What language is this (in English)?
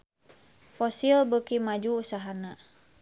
Sundanese